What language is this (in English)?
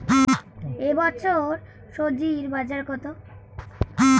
Bangla